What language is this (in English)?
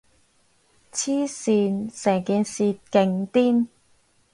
Cantonese